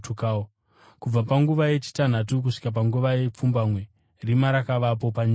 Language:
Shona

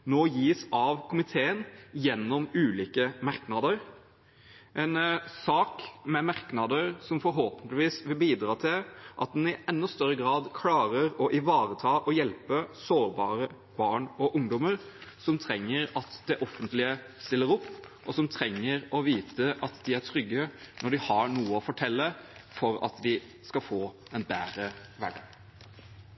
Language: Norwegian Bokmål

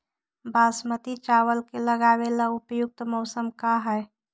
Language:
Magahi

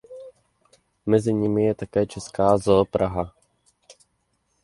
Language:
Czech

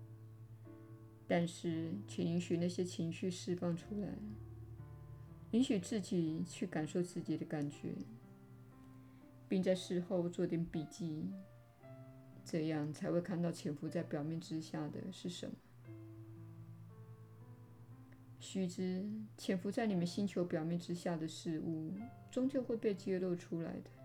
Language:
Chinese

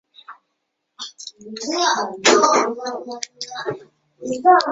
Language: Chinese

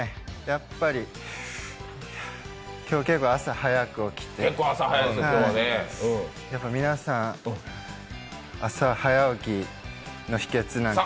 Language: Japanese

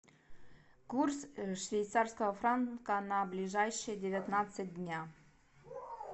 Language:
Russian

